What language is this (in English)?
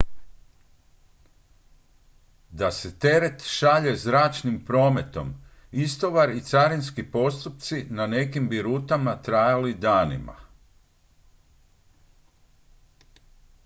Croatian